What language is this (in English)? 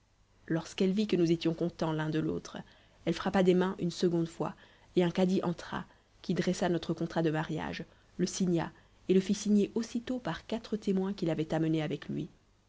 French